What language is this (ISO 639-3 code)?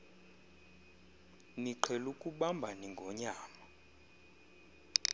xho